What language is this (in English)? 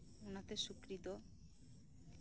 Santali